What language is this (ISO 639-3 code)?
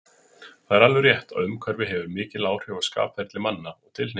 isl